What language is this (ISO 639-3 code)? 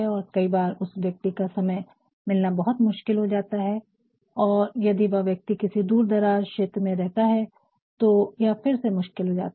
hin